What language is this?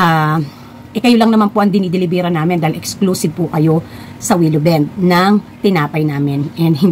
Filipino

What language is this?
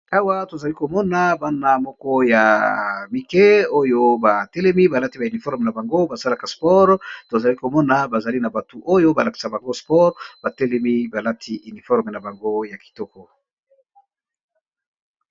Lingala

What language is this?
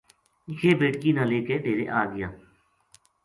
Gujari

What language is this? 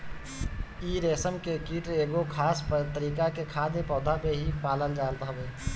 Bhojpuri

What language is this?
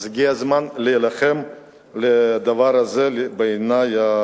Hebrew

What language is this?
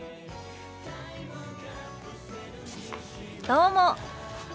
Japanese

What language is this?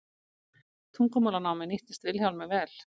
Icelandic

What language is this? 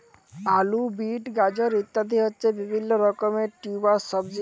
Bangla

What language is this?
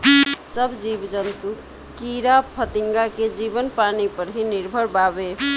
Bhojpuri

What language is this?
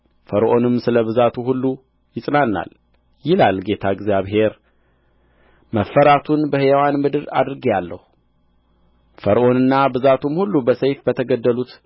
Amharic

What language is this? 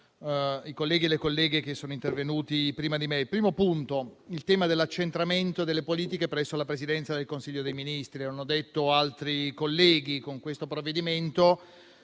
Italian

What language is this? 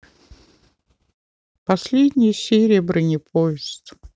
Russian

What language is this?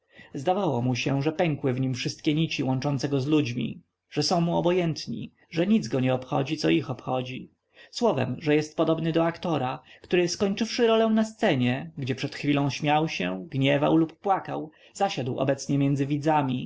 Polish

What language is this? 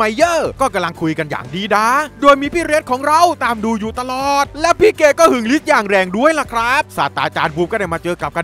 Thai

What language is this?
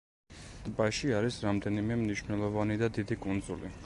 Georgian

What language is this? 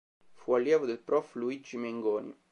Italian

